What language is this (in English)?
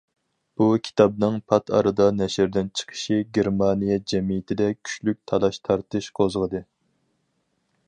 Uyghur